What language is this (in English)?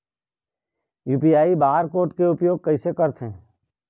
Chhattisgarhi